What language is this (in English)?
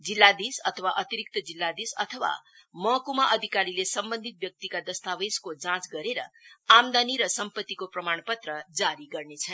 Nepali